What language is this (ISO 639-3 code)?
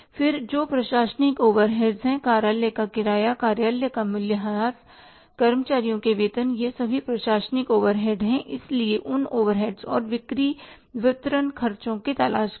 hin